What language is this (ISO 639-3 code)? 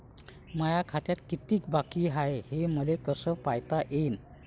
mar